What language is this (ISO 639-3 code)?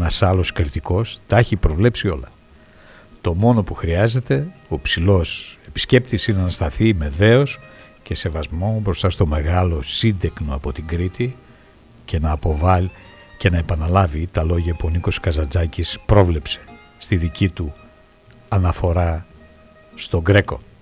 ell